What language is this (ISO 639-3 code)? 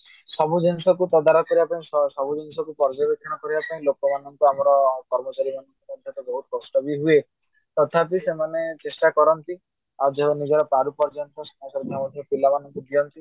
ori